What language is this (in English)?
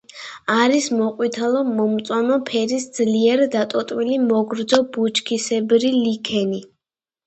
Georgian